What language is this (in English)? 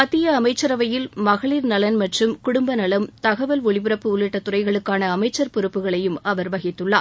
Tamil